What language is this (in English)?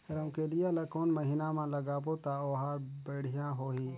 Chhattisgarhi